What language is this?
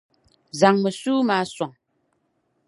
Dagbani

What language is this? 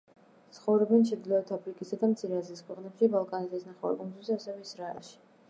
Georgian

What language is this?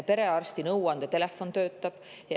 Estonian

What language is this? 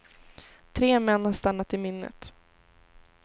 Swedish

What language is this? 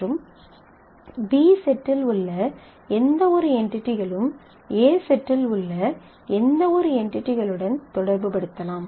Tamil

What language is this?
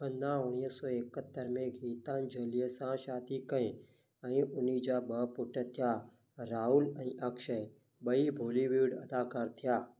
Sindhi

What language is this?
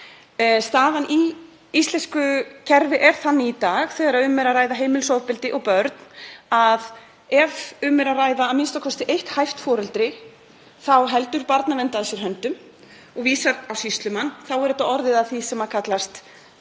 Icelandic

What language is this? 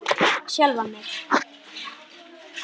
Icelandic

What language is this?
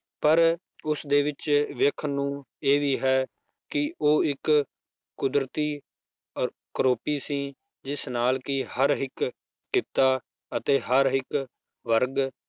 Punjabi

